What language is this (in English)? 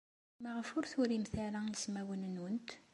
Kabyle